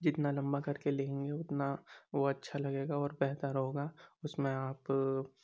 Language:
Urdu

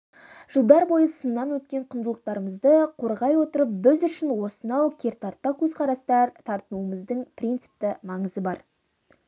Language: Kazakh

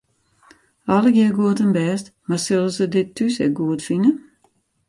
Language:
Western Frisian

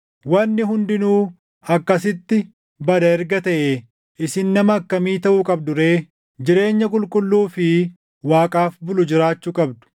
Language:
Oromo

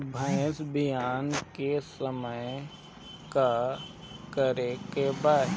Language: Bhojpuri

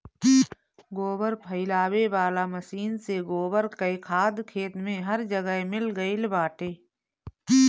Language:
Bhojpuri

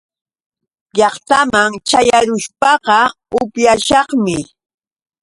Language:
Yauyos Quechua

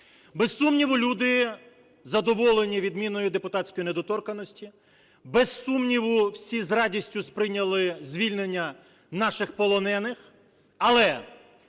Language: Ukrainian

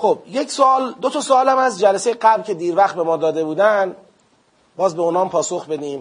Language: Persian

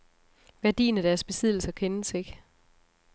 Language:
Danish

